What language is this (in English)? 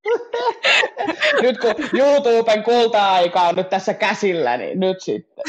Finnish